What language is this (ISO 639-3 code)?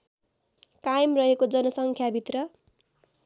nep